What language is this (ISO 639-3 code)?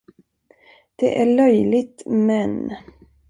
swe